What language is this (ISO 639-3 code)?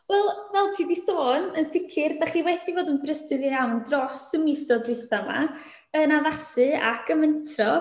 cym